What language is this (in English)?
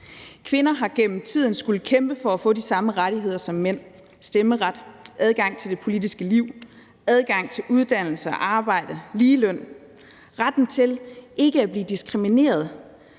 Danish